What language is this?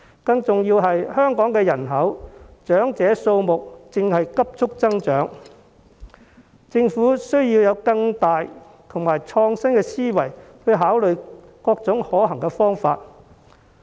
Cantonese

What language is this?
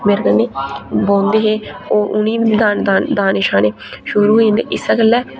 Dogri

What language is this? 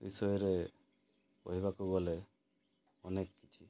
Odia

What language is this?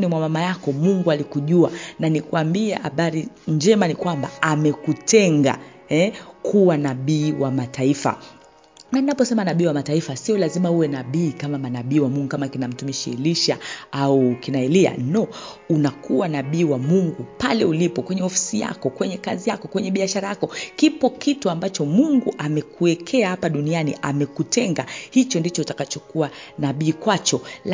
Swahili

